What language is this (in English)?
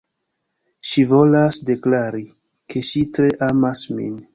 Esperanto